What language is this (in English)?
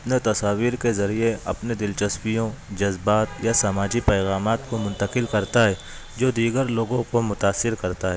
Urdu